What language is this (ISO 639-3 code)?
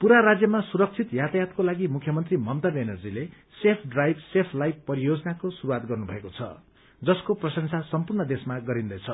nep